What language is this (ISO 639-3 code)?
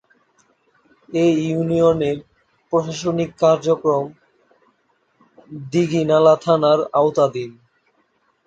ben